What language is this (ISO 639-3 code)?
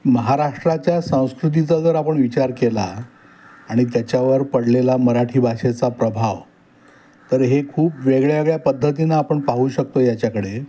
mar